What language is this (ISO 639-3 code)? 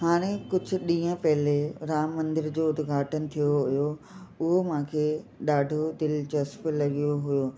snd